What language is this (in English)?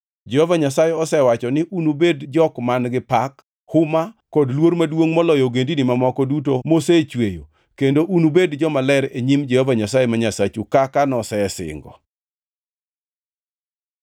Luo (Kenya and Tanzania)